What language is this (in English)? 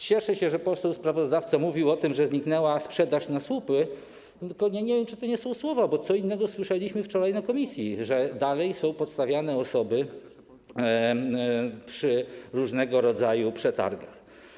Polish